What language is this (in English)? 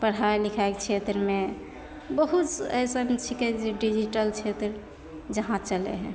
Maithili